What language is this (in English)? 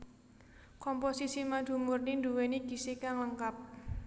Javanese